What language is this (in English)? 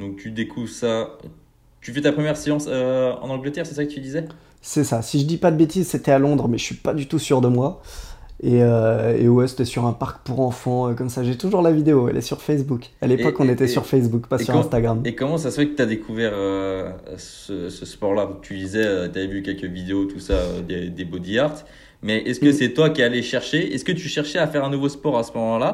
French